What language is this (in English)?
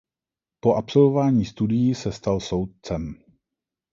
Czech